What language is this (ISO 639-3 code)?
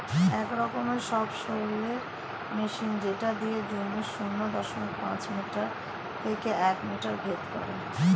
ben